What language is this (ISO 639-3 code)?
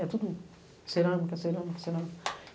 por